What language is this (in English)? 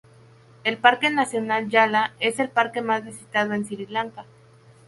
Spanish